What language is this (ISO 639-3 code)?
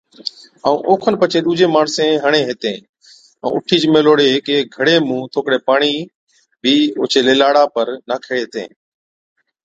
odk